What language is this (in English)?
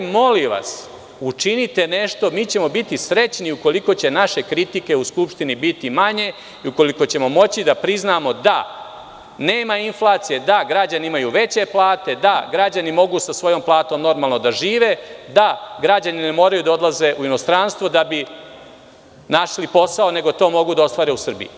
Serbian